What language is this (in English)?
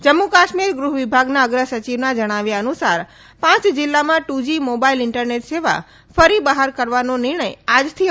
Gujarati